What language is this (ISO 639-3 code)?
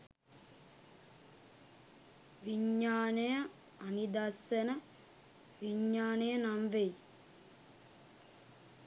sin